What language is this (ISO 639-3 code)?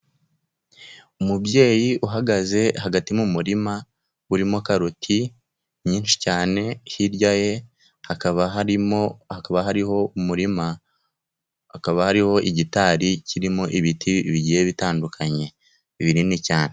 kin